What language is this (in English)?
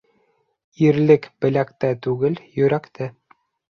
Bashkir